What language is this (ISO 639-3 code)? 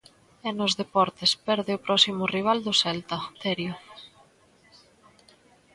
glg